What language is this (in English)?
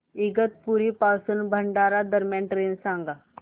Marathi